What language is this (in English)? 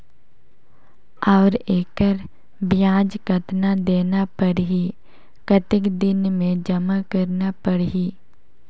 Chhattisgarhi